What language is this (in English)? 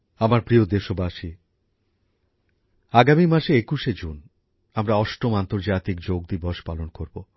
Bangla